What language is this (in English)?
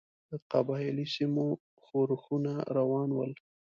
Pashto